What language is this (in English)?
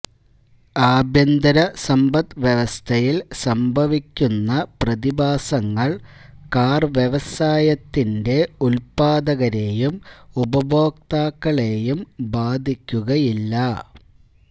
Malayalam